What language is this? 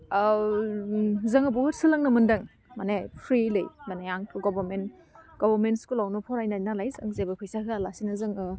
Bodo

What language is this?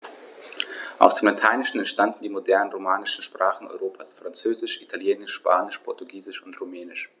German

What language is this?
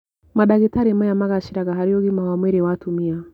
Kikuyu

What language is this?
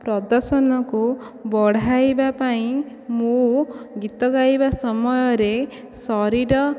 Odia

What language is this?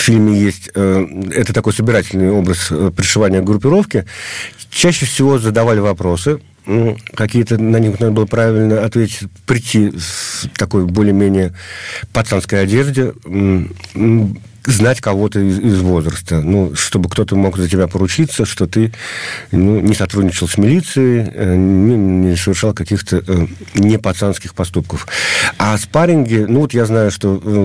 Russian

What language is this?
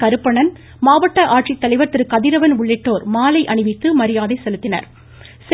Tamil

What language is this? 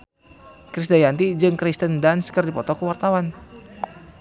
Sundanese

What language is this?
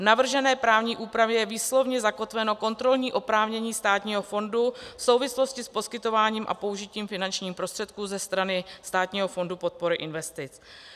Czech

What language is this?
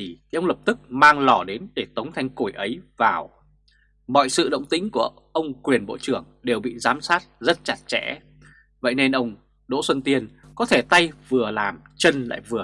Vietnamese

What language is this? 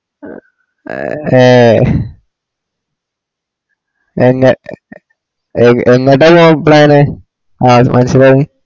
Malayalam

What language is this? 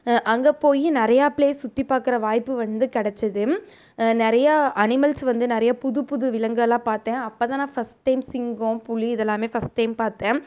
Tamil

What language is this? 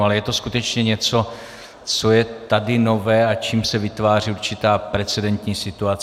Czech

